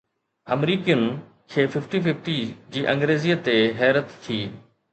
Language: Sindhi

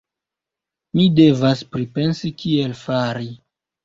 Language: Esperanto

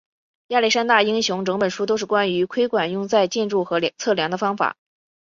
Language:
Chinese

